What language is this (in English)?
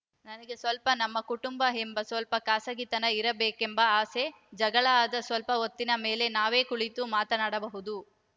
Kannada